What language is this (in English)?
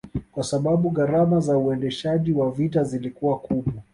Swahili